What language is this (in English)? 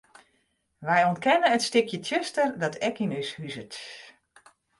Western Frisian